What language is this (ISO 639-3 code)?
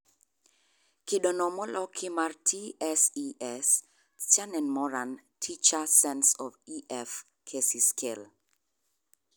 luo